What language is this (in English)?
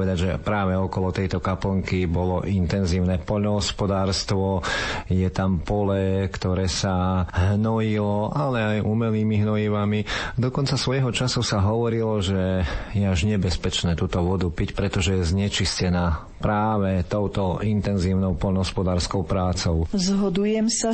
Slovak